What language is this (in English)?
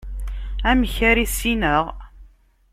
Kabyle